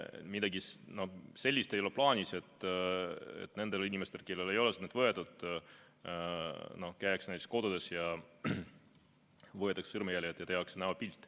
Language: Estonian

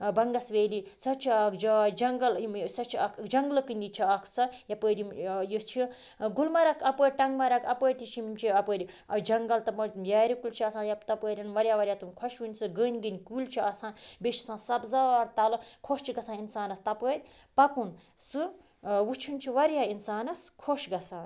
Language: Kashmiri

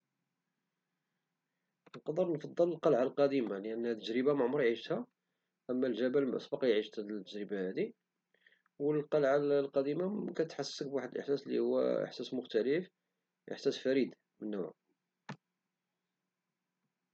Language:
Moroccan Arabic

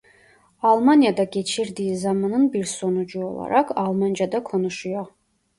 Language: Turkish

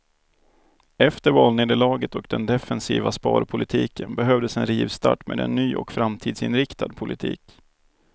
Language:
Swedish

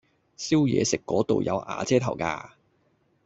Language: Cantonese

